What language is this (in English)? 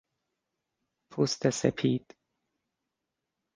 Persian